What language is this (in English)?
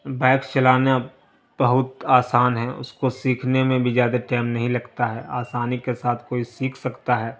Urdu